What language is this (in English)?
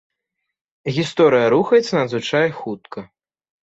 Belarusian